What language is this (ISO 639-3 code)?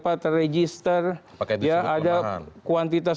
ind